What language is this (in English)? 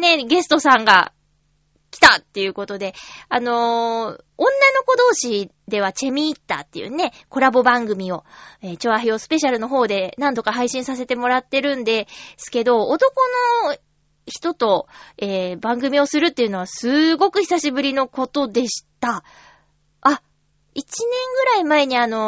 Japanese